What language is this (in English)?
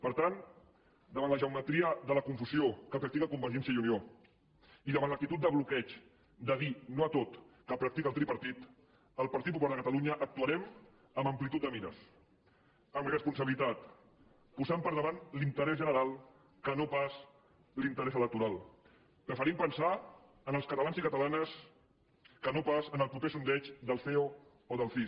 Catalan